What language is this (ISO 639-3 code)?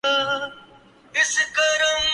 urd